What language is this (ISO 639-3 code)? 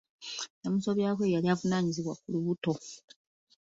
lug